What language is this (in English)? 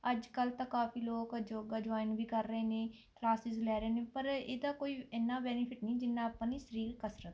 Punjabi